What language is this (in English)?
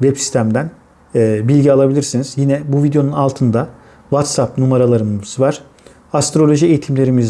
Turkish